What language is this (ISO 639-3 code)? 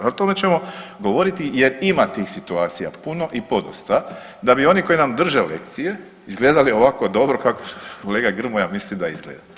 hrv